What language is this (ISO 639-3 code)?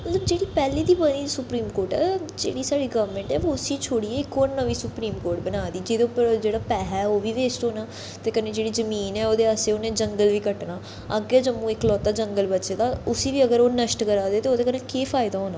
doi